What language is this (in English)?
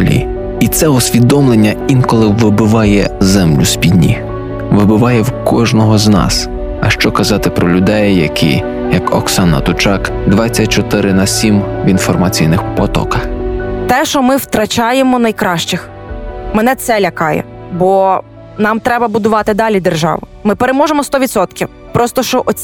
Ukrainian